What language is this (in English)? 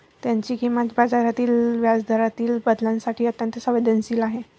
Marathi